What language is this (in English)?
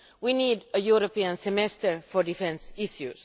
English